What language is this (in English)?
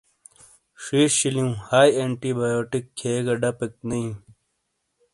Shina